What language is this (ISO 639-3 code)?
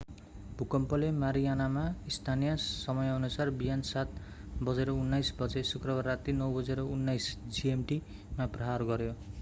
nep